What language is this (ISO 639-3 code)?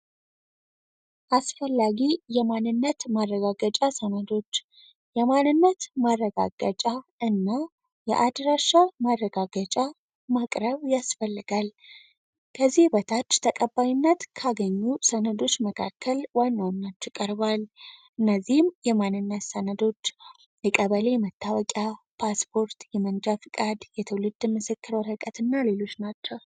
amh